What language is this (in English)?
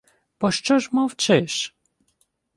Ukrainian